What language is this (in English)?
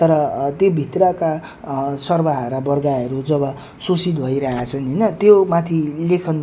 Nepali